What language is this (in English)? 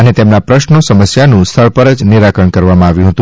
Gujarati